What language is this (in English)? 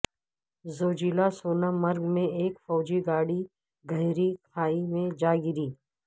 Urdu